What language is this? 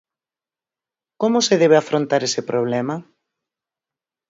Galician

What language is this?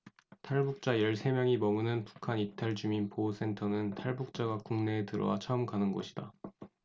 Korean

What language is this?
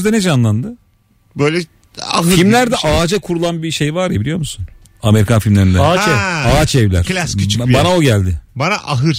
Turkish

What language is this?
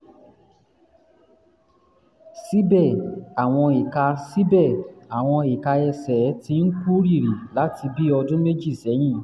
Yoruba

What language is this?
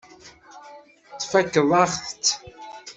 Kabyle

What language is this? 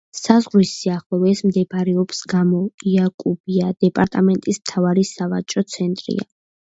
Georgian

